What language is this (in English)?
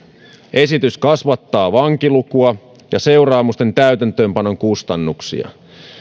Finnish